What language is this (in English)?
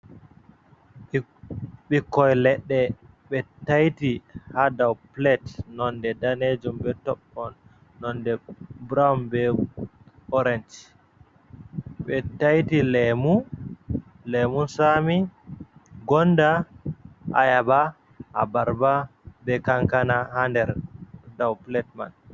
Fula